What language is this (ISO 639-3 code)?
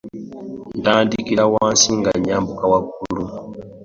lug